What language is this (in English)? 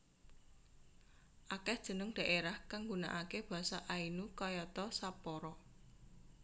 Javanese